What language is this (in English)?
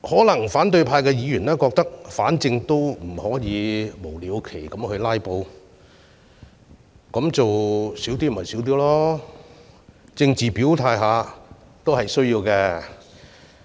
Cantonese